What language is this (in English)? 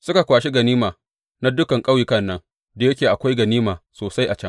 Hausa